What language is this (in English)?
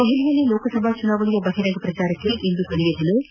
Kannada